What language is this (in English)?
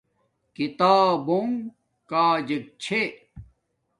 Domaaki